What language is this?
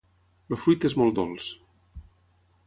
Catalan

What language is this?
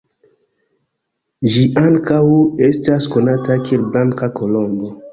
Esperanto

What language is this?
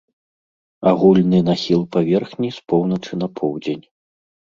Belarusian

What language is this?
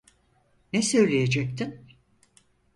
Turkish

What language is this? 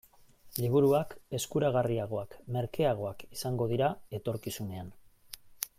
Basque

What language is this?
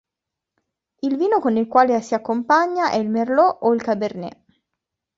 Italian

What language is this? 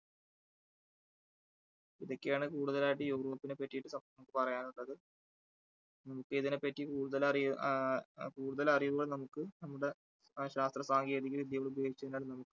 Malayalam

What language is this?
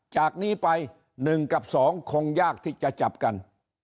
Thai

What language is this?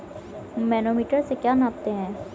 Hindi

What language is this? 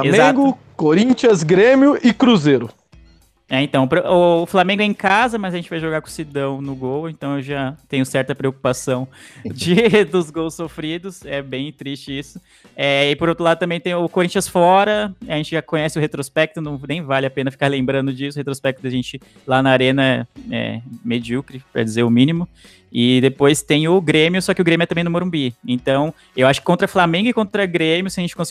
Portuguese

